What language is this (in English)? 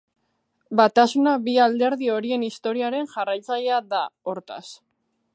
Basque